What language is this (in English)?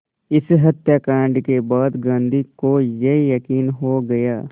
Hindi